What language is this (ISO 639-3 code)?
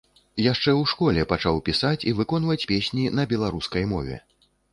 bel